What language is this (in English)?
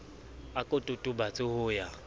Southern Sotho